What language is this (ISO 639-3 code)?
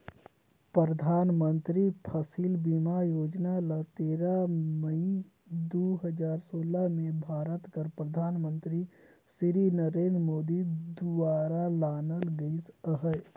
hne